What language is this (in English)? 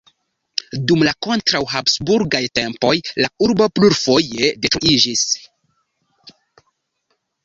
Esperanto